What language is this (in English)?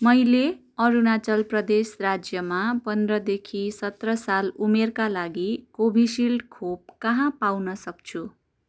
Nepali